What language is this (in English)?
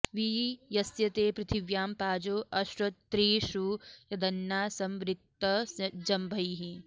Sanskrit